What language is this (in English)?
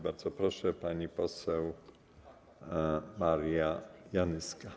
Polish